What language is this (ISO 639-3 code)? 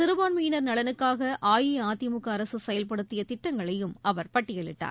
tam